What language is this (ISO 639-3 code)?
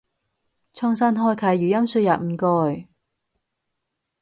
yue